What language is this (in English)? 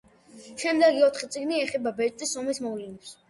Georgian